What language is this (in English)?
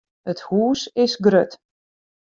Western Frisian